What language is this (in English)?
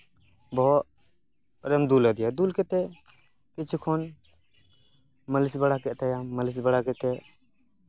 Santali